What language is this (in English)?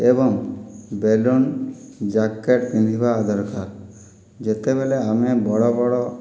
Odia